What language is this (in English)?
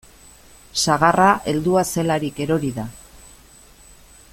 Basque